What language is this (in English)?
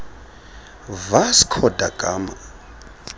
Xhosa